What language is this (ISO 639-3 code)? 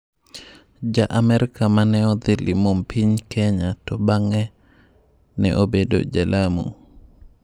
luo